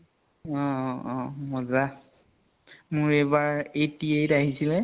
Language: Assamese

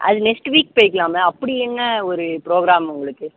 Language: Tamil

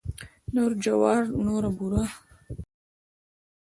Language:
Pashto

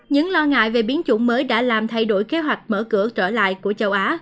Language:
Vietnamese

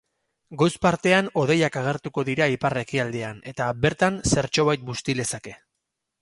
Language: Basque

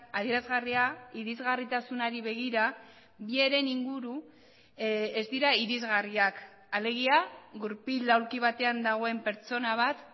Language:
Basque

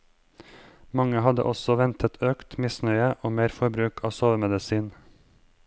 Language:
Norwegian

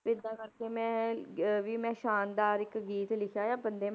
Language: Punjabi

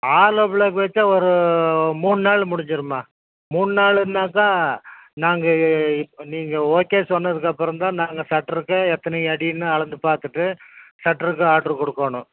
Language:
Tamil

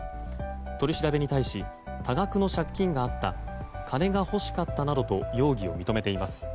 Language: Japanese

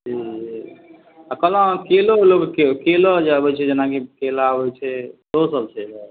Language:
Maithili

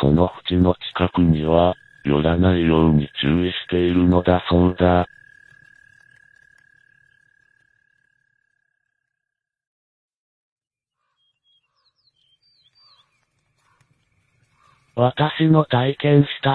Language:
Japanese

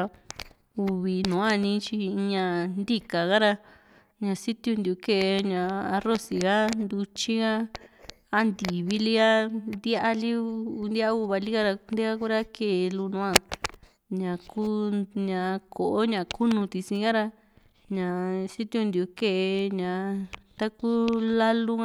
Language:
Juxtlahuaca Mixtec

